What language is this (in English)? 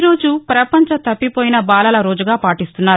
Telugu